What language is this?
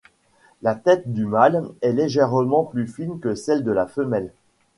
French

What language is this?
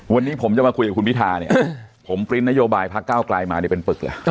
Thai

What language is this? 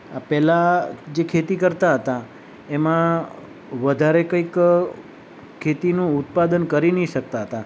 Gujarati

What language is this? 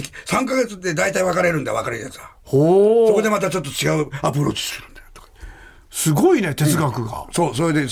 Japanese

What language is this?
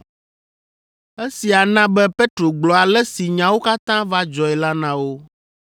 Ewe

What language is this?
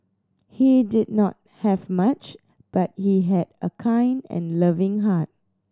English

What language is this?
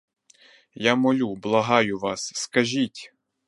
Ukrainian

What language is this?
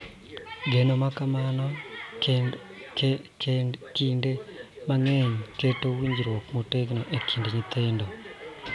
Luo (Kenya and Tanzania)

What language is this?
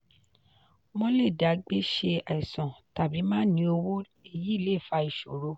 Yoruba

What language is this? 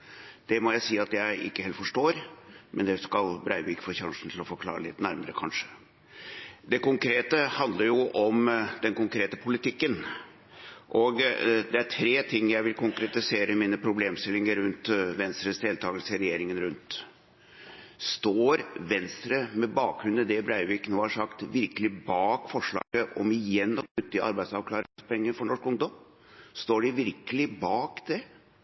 Norwegian Bokmål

